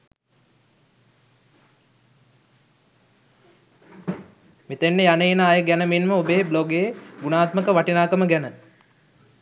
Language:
Sinhala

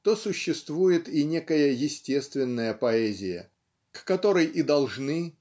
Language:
Russian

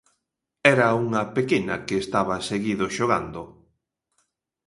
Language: Galician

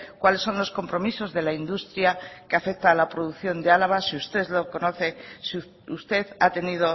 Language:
Spanish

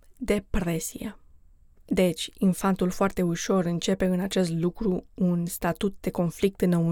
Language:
Romanian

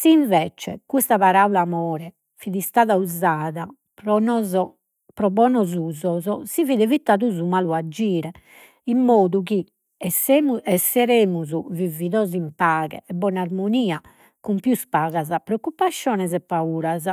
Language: Sardinian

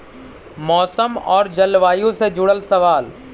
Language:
Magahi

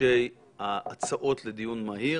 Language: Hebrew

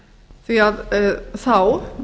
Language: Icelandic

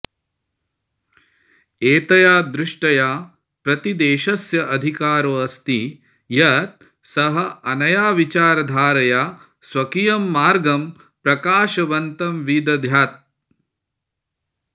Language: Sanskrit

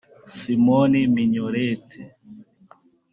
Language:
Kinyarwanda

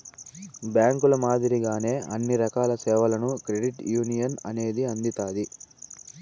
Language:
Telugu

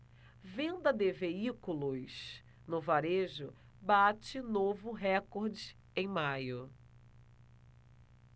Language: Portuguese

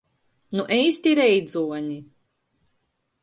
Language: Latgalian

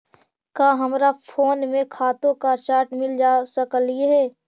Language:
Magahi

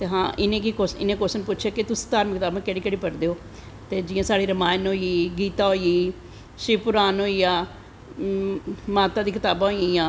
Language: Dogri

